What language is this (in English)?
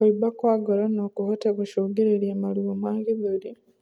Kikuyu